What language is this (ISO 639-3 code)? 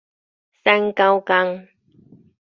nan